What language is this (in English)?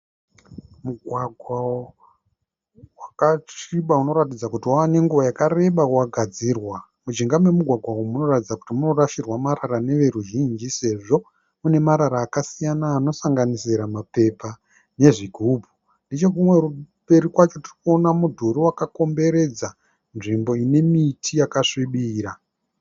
Shona